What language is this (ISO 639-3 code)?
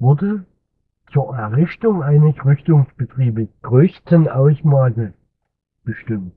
deu